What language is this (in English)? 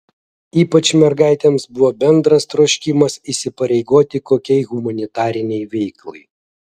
Lithuanian